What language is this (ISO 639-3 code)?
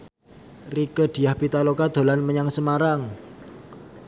jav